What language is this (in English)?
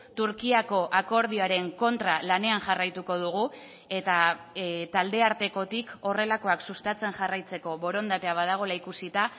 Basque